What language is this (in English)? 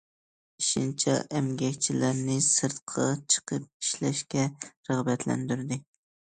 Uyghur